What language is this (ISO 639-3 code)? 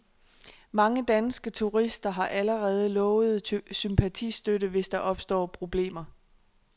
dan